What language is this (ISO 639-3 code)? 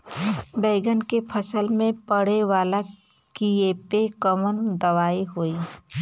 bho